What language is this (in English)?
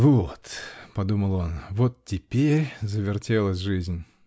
Russian